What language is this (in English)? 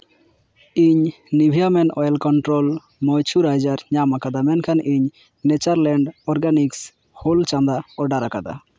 Santali